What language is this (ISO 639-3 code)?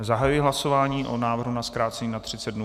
ces